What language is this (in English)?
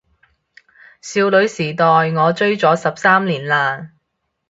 Cantonese